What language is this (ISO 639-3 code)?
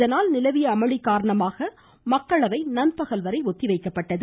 tam